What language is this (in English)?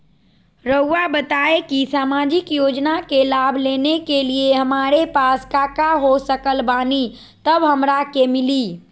Magahi